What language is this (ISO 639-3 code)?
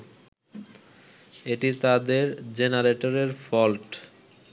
ben